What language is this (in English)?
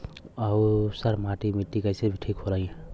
Bhojpuri